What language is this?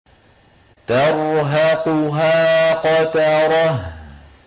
Arabic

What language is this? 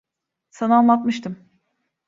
Turkish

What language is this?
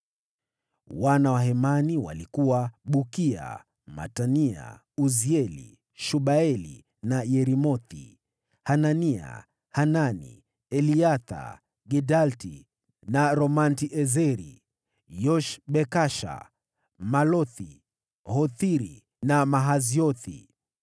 Swahili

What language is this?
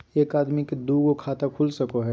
Magahi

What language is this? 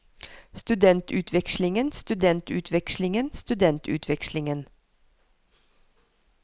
Norwegian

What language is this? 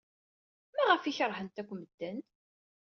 Kabyle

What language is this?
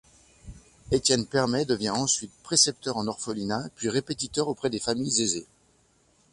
French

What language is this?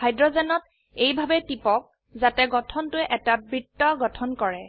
Assamese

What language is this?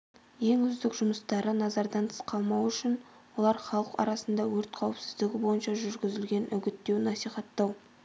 Kazakh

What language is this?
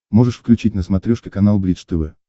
Russian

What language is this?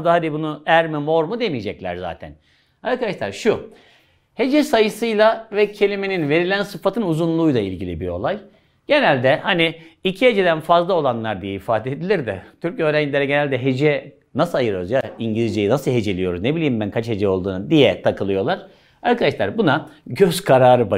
Turkish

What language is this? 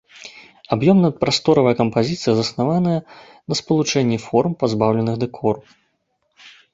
Belarusian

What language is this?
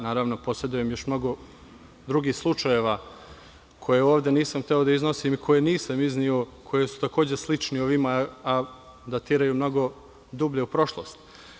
Serbian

